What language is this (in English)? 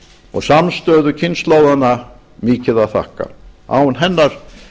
Icelandic